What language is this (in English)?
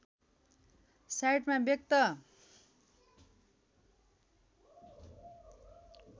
Nepali